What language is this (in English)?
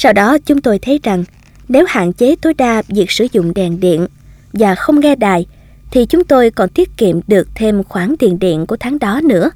Vietnamese